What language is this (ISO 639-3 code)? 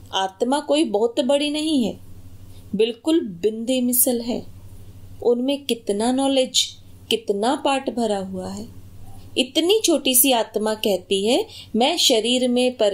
hin